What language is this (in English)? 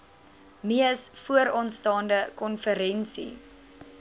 Afrikaans